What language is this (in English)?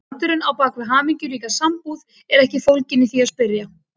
Icelandic